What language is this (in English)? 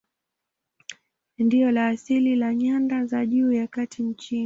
Swahili